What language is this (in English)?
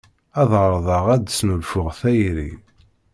Kabyle